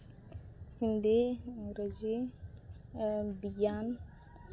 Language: Santali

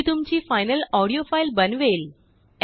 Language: Marathi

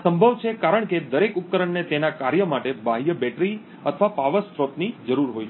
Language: Gujarati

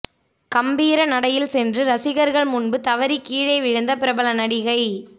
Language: Tamil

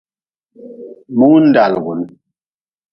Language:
Nawdm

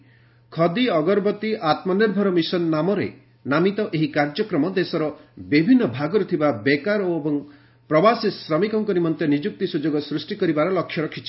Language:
Odia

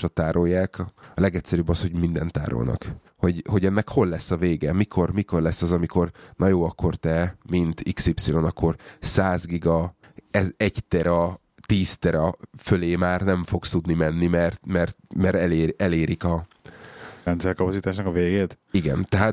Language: Hungarian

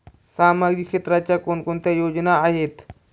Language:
Marathi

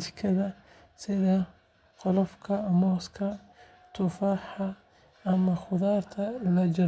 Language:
Somali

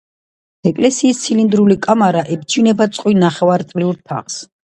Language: Georgian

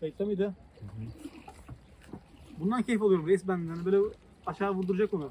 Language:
Turkish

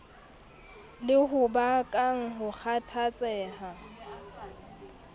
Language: Southern Sotho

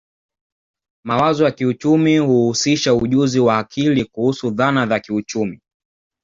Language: Swahili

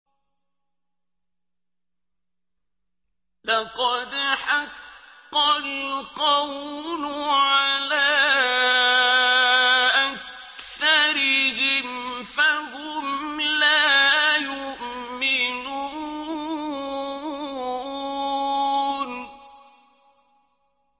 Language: Arabic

